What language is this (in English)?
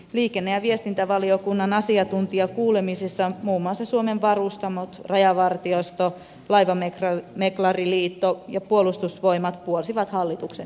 Finnish